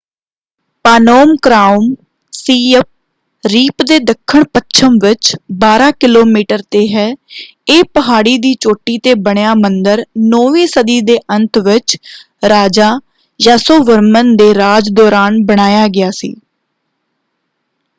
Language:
Punjabi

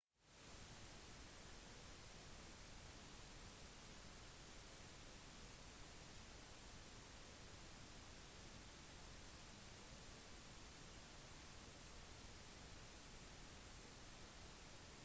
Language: Norwegian Bokmål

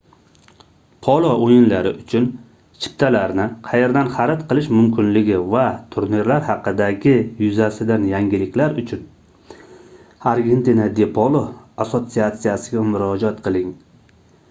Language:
Uzbek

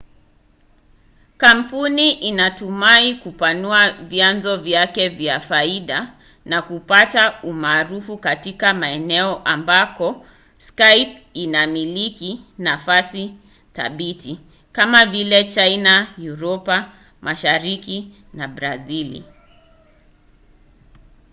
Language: Swahili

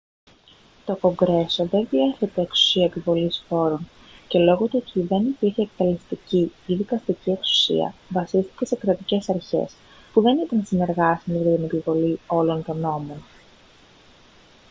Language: Greek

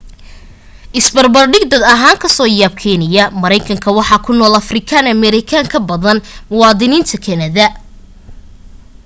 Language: Somali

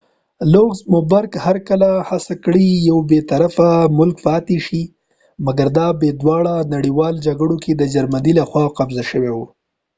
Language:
Pashto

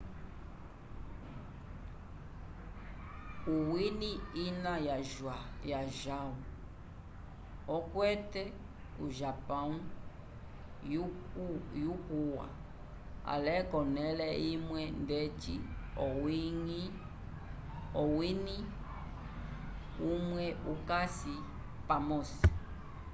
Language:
Umbundu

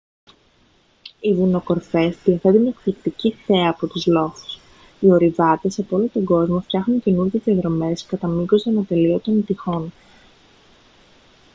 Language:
Greek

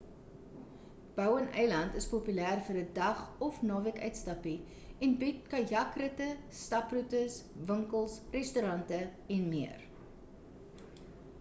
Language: Afrikaans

